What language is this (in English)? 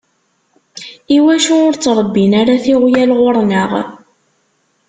Kabyle